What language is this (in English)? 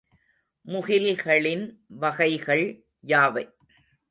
Tamil